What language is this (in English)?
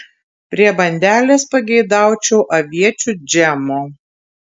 Lithuanian